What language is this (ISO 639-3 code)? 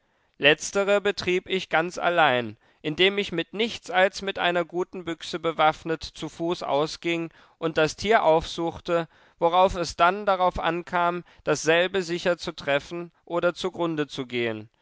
deu